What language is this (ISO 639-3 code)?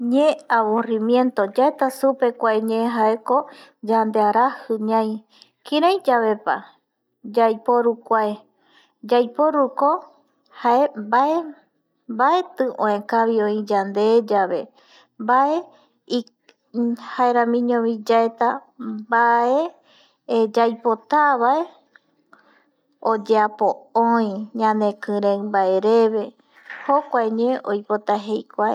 gui